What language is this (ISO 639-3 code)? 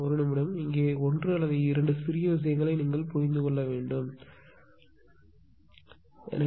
tam